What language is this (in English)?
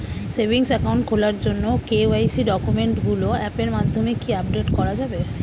Bangla